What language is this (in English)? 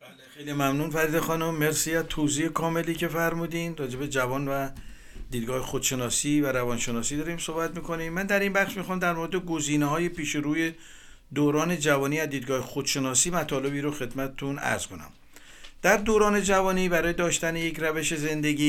Persian